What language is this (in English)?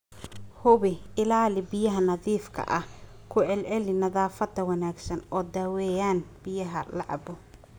Somali